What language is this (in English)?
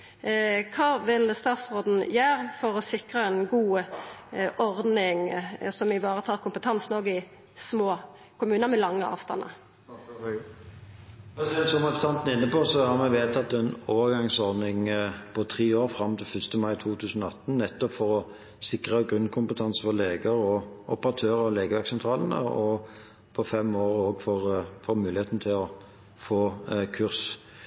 Norwegian